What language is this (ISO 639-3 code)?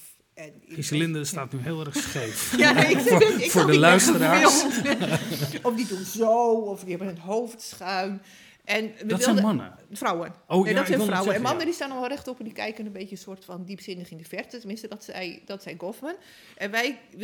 nld